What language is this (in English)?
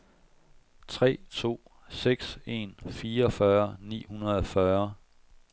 Danish